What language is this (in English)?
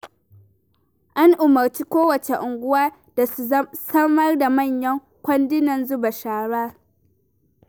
Hausa